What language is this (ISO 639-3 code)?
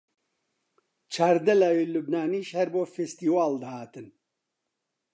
ckb